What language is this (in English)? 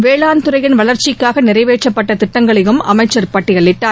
Tamil